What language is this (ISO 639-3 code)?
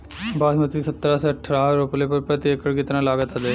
bho